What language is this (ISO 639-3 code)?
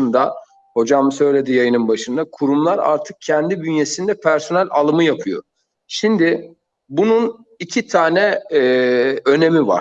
tur